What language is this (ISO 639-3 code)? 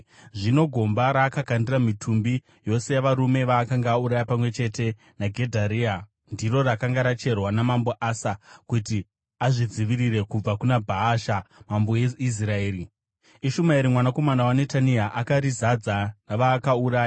sna